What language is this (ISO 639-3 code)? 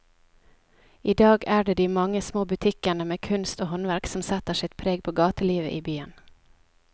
nor